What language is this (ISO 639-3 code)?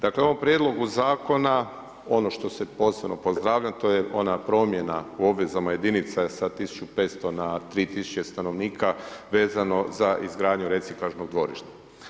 hrv